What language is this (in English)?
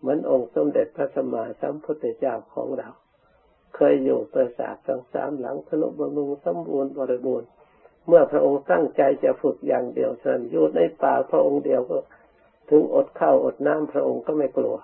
Thai